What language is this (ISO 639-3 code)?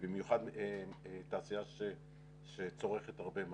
heb